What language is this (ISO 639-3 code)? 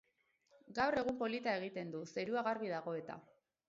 eus